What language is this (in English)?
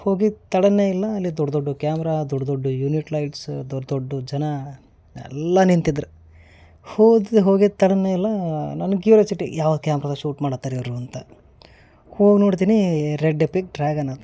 Kannada